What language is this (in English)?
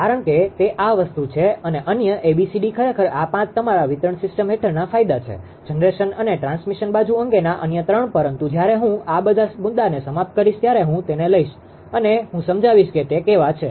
Gujarati